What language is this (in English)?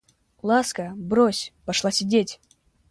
Russian